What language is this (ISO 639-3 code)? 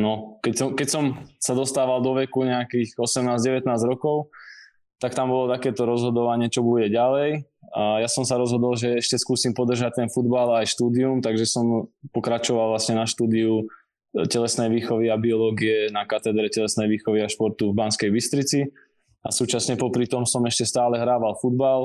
slk